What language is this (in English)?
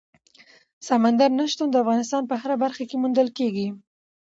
Pashto